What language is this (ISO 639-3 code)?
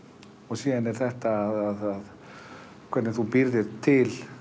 isl